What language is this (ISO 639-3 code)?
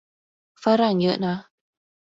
tha